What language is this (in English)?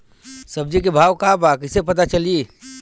Bhojpuri